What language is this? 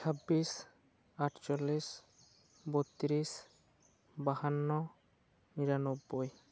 Santali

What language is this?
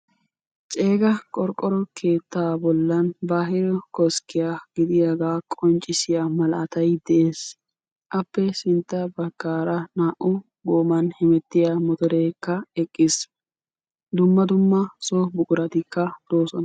Wolaytta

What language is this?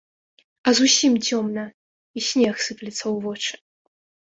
Belarusian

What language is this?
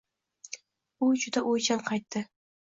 Uzbek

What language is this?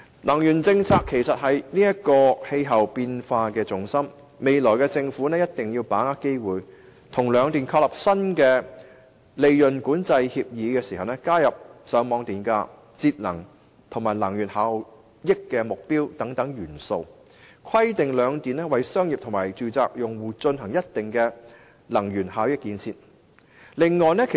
Cantonese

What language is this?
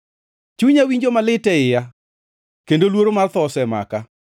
Luo (Kenya and Tanzania)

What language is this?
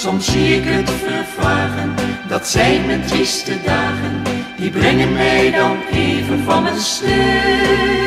Dutch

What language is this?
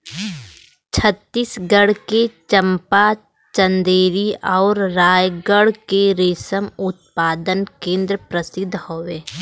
Bhojpuri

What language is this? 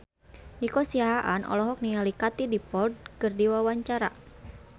Sundanese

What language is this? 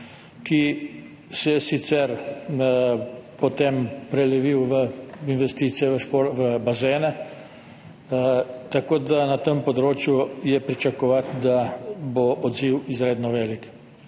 Slovenian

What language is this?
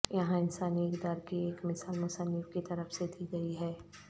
Urdu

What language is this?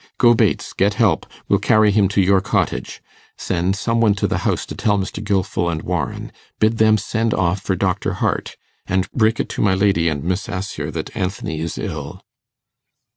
English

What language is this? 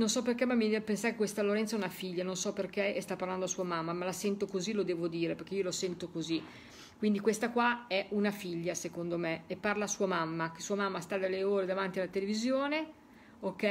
Italian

